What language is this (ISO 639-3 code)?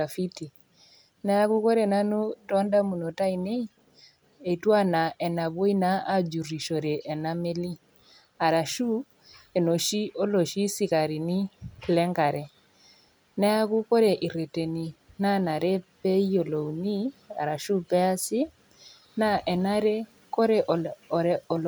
mas